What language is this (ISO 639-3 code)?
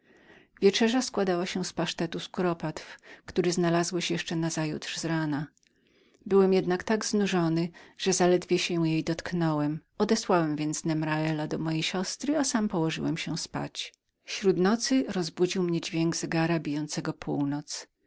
pol